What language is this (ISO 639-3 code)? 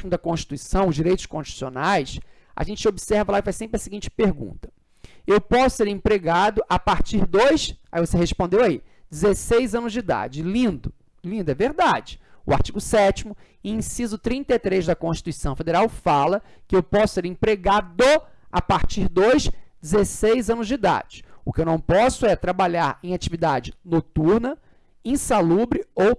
por